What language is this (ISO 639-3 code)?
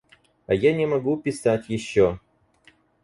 rus